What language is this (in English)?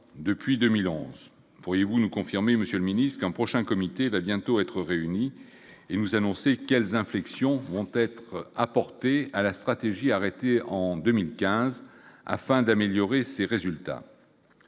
French